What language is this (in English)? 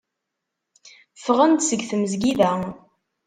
Kabyle